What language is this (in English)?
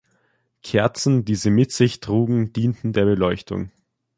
German